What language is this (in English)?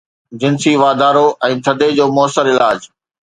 Sindhi